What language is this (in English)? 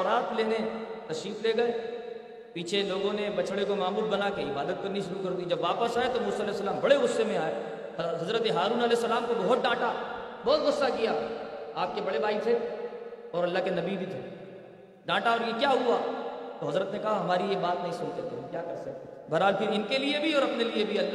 Urdu